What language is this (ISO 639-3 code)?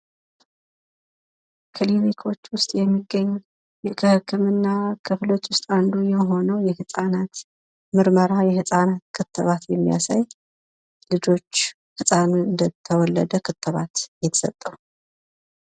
amh